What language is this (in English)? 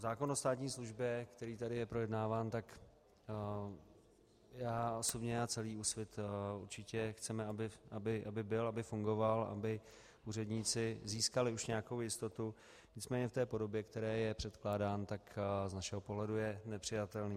Czech